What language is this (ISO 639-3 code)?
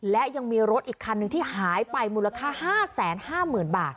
tha